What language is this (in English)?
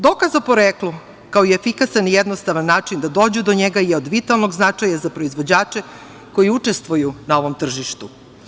Serbian